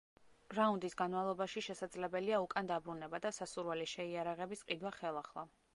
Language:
Georgian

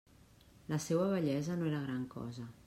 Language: Catalan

